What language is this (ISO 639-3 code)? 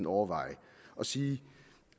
dan